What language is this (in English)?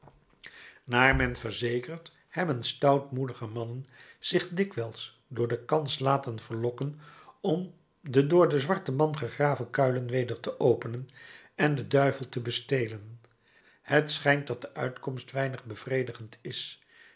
Dutch